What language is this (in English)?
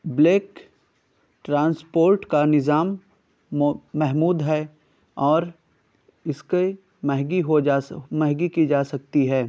Urdu